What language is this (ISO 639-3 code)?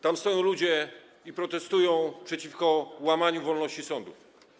pol